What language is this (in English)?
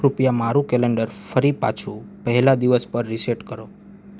Gujarati